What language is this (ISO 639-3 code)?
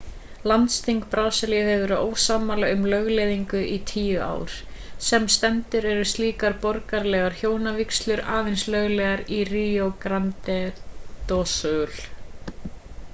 isl